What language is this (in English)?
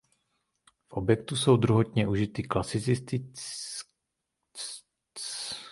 Czech